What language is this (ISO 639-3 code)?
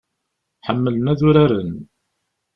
kab